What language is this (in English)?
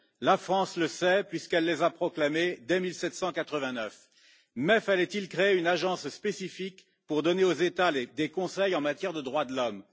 French